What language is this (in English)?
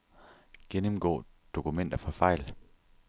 Danish